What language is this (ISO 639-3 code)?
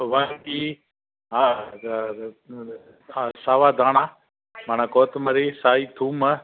snd